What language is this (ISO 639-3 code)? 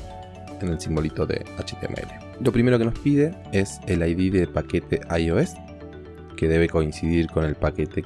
spa